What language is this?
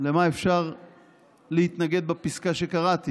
Hebrew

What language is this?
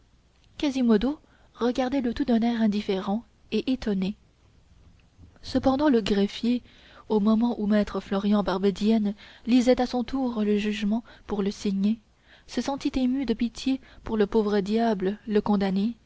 French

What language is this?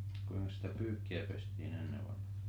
Finnish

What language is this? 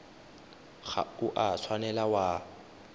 Tswana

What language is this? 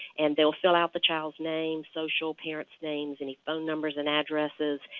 English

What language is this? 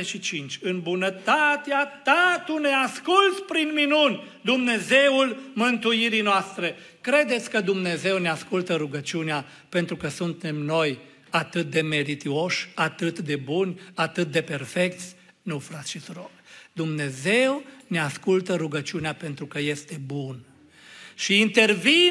Romanian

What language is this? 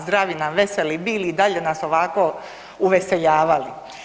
Croatian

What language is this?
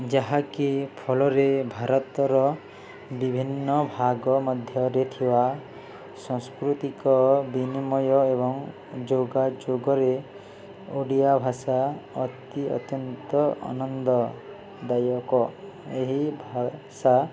Odia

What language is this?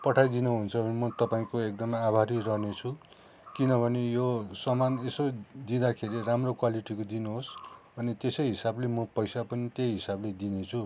Nepali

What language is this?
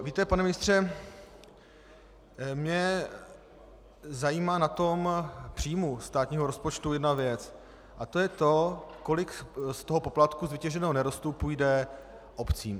Czech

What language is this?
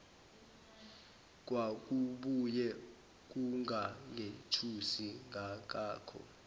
Zulu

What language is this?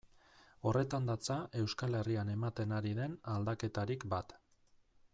Basque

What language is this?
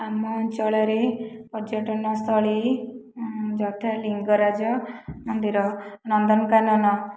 Odia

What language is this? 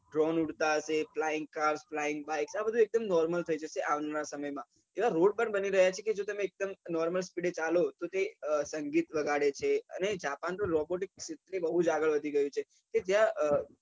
Gujarati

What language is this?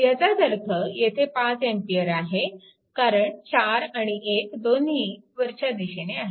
Marathi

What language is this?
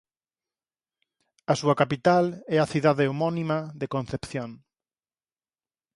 Galician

